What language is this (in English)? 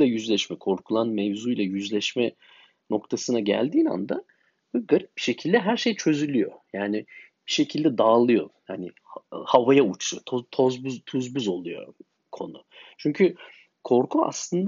Turkish